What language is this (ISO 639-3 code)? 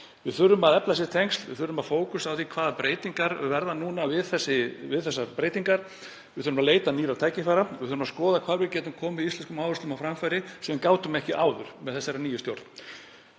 isl